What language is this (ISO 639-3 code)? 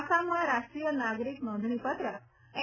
guj